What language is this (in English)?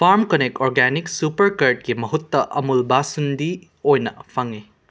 Manipuri